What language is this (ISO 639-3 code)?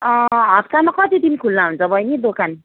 nep